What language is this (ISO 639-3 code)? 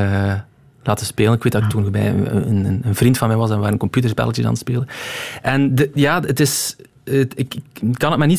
nld